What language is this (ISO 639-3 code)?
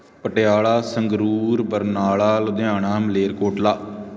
pan